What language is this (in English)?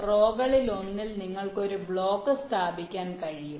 Malayalam